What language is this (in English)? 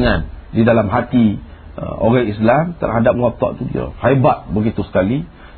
Malay